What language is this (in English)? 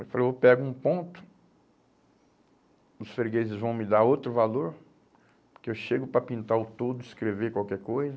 Portuguese